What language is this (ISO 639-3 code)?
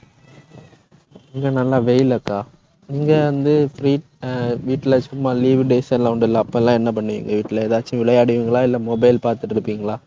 tam